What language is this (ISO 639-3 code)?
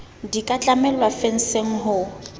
sot